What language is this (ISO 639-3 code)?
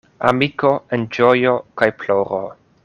epo